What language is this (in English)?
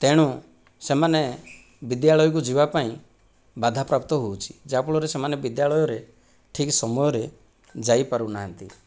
Odia